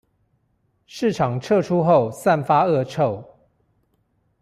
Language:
Chinese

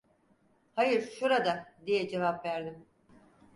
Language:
Turkish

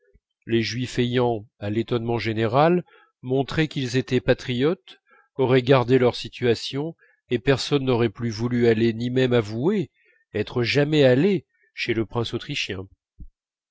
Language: French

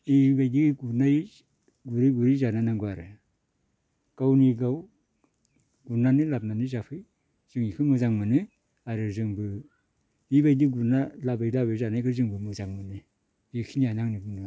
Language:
Bodo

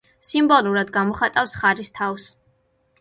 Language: Georgian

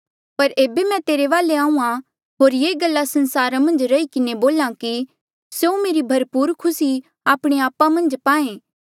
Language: Mandeali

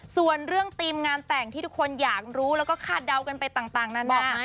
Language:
Thai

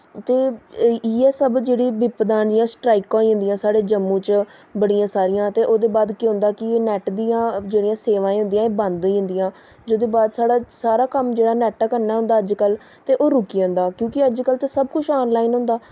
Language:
Dogri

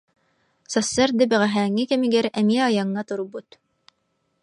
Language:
Yakut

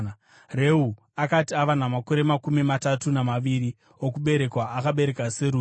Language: Shona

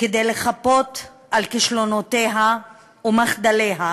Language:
Hebrew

